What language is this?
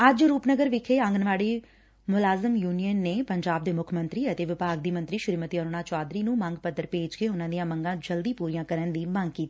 Punjabi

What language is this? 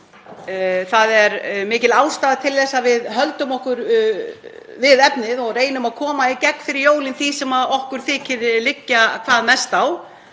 Icelandic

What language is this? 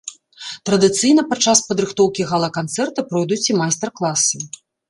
Belarusian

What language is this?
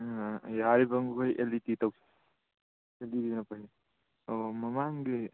Manipuri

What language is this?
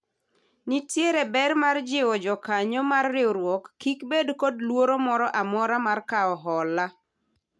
Luo (Kenya and Tanzania)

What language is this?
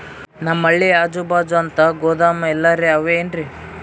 Kannada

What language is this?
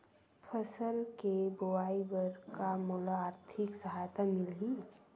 Chhattisgarhi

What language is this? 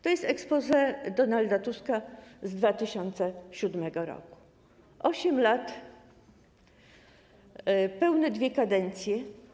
Polish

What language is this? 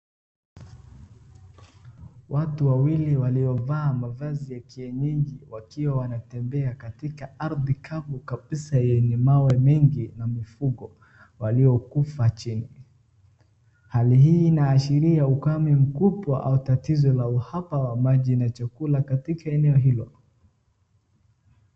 Swahili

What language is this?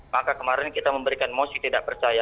Indonesian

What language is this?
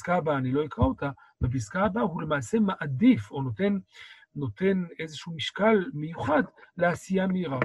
Hebrew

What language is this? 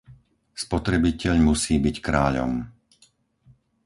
Slovak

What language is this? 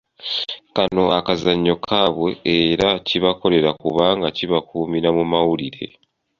Ganda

